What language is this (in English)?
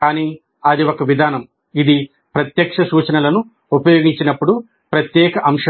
Telugu